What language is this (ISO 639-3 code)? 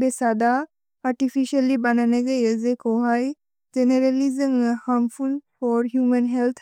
brx